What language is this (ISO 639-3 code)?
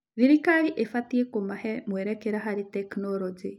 kik